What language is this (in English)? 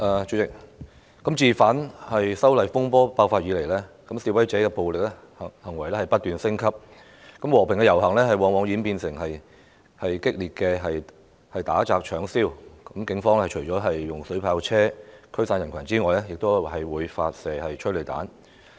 Cantonese